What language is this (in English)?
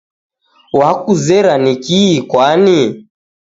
Taita